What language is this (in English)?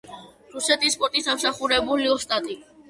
Georgian